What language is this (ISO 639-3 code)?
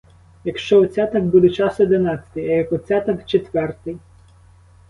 ukr